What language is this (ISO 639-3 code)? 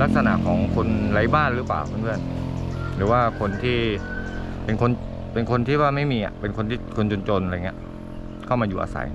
tha